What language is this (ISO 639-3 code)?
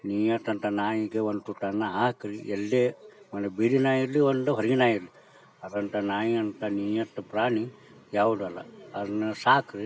kan